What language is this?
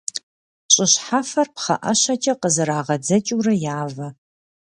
Kabardian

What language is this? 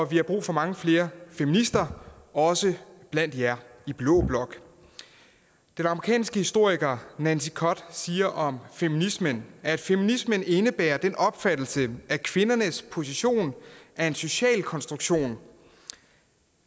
Danish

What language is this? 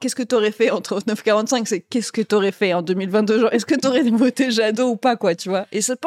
French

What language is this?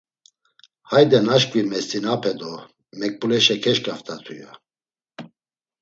Laz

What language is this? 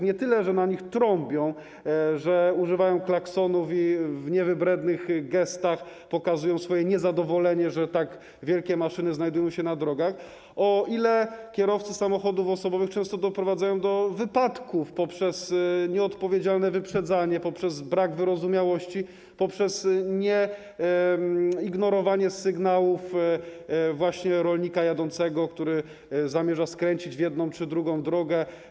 Polish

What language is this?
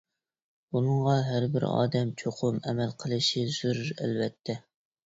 Uyghur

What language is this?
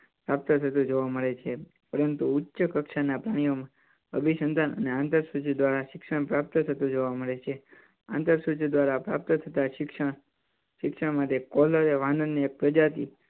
Gujarati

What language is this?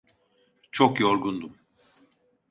Turkish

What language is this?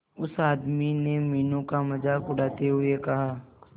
Hindi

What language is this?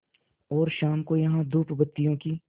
Hindi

